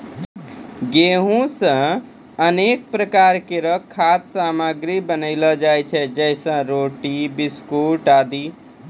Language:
Maithili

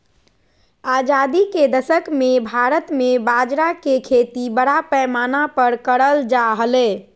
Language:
Magahi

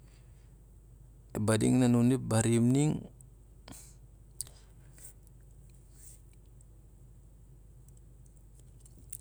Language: Siar-Lak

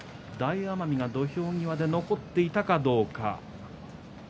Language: Japanese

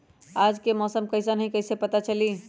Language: Magahi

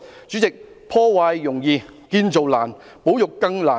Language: Cantonese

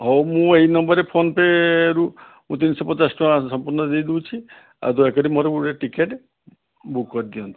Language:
Odia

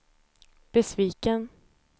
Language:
Swedish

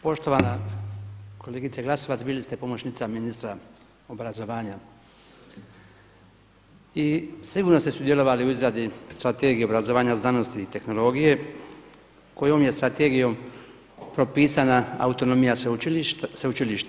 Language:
Croatian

